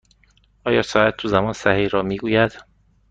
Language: Persian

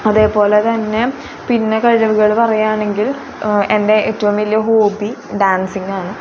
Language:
Malayalam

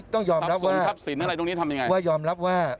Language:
Thai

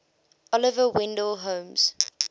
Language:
English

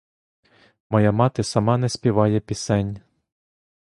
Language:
Ukrainian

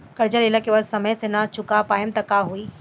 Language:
Bhojpuri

